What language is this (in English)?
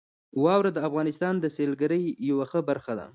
Pashto